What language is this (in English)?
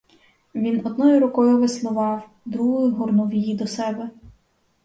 Ukrainian